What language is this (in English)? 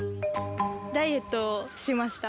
Japanese